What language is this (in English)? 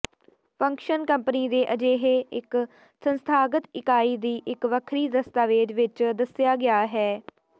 Punjabi